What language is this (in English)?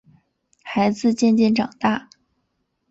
Chinese